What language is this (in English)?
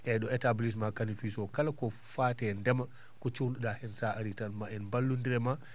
Fula